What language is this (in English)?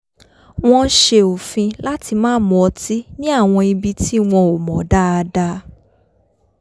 Yoruba